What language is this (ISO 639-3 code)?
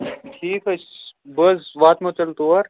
kas